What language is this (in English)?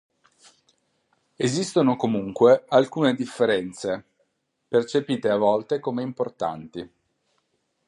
Italian